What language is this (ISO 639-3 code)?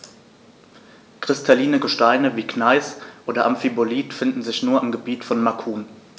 deu